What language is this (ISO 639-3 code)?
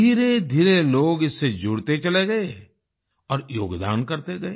hin